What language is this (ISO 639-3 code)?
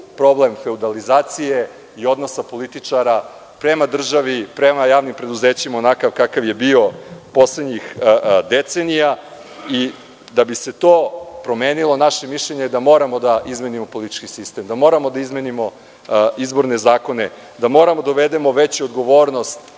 srp